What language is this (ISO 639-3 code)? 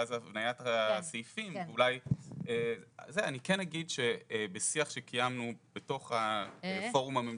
heb